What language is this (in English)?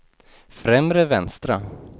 Swedish